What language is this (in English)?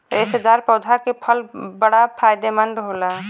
Bhojpuri